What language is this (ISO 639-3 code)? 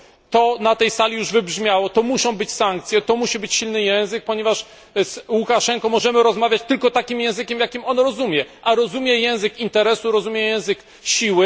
pol